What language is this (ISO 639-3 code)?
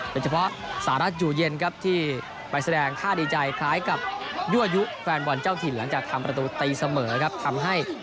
tha